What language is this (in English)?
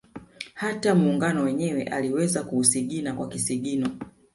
Swahili